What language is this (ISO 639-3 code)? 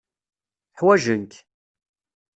kab